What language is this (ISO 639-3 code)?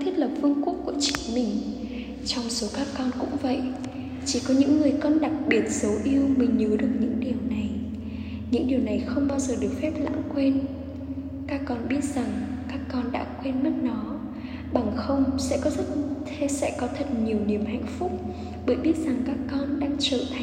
vie